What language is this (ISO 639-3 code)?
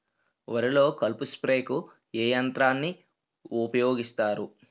tel